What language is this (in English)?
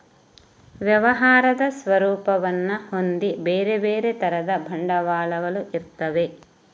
Kannada